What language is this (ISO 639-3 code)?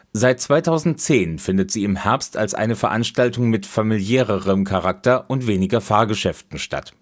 deu